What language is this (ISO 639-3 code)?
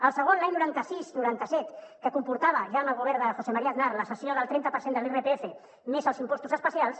cat